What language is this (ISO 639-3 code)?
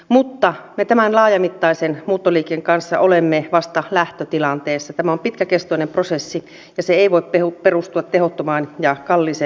fin